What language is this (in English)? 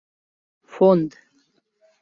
Mari